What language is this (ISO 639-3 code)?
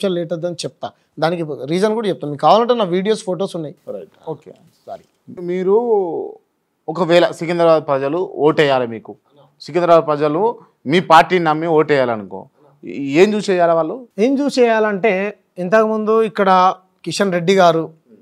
tel